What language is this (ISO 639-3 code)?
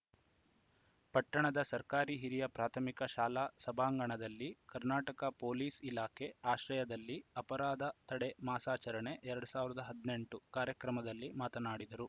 kan